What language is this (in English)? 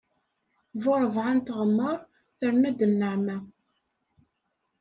Kabyle